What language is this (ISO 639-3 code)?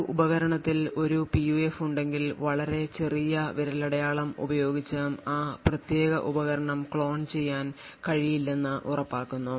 mal